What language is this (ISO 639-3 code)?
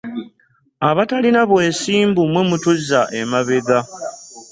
lug